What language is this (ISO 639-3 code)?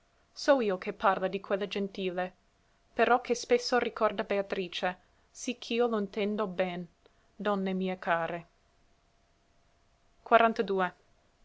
ita